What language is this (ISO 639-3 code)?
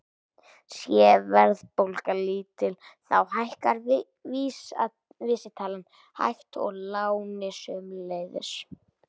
isl